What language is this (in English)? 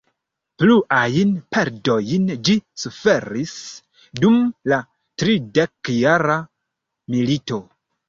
Esperanto